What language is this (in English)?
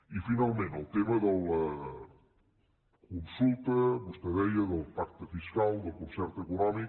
Catalan